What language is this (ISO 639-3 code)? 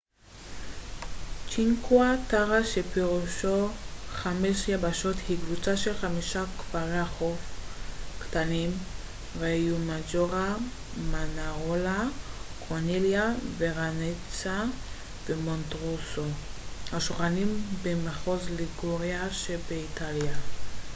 heb